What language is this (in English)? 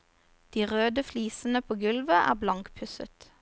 Norwegian